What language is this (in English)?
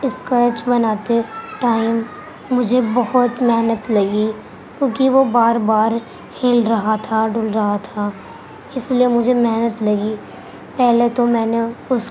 Urdu